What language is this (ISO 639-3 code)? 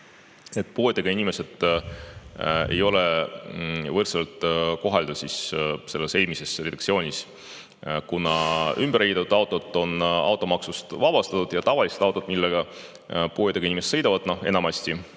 est